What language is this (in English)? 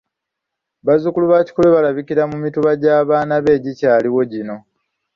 Ganda